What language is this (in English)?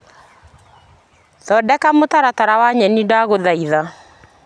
Kikuyu